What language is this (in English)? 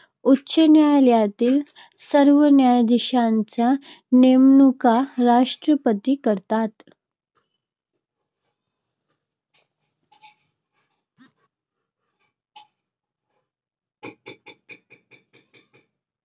Marathi